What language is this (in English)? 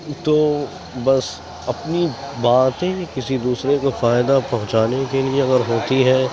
Urdu